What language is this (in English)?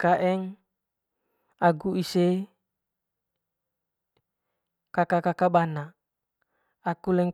Manggarai